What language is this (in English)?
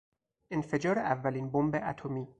Persian